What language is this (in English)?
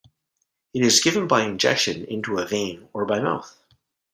English